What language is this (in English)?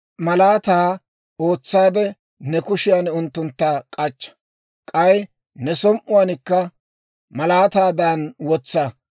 Dawro